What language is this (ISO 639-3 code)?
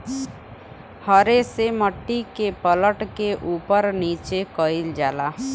bho